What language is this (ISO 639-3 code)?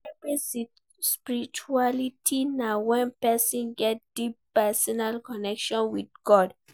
pcm